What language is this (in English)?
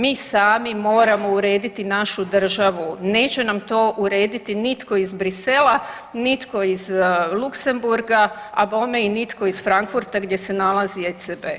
Croatian